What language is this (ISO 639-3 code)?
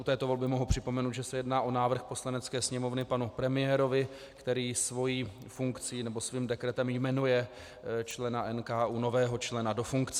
ces